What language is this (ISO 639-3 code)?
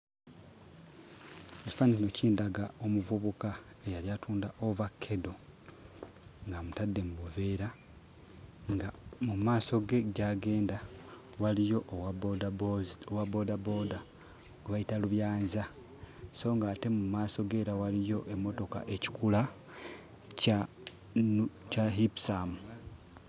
lug